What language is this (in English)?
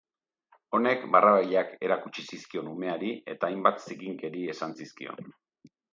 Basque